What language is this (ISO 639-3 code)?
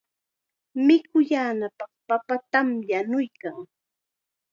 qxa